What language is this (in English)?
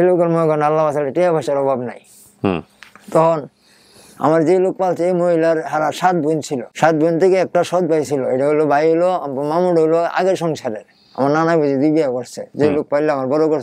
Korean